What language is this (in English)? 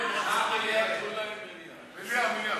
Hebrew